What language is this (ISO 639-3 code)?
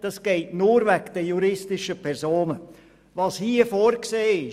gsw